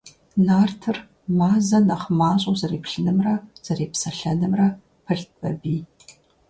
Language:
Kabardian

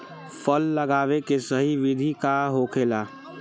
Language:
Bhojpuri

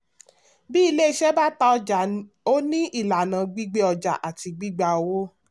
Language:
Yoruba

